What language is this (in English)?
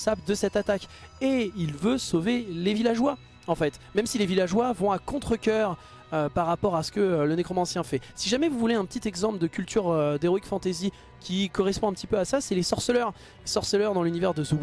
French